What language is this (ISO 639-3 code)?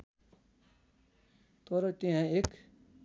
nep